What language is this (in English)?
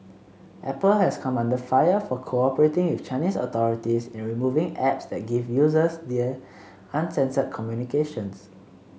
English